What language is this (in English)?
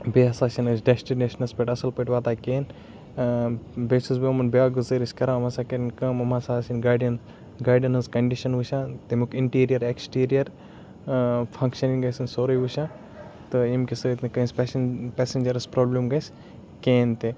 Kashmiri